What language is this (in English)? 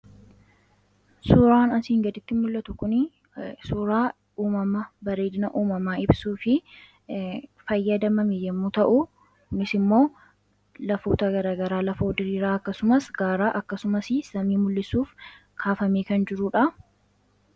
Oromo